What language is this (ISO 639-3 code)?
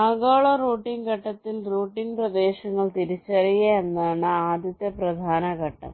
mal